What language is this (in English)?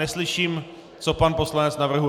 Czech